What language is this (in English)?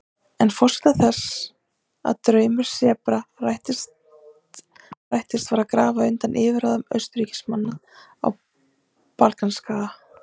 Icelandic